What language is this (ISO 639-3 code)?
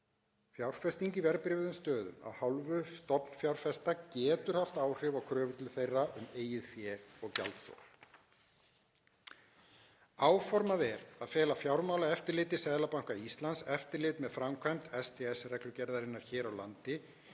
isl